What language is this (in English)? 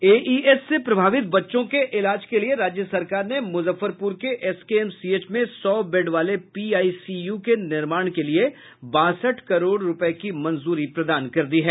Hindi